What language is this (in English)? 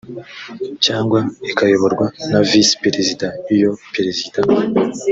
Kinyarwanda